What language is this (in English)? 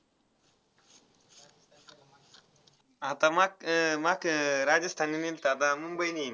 Marathi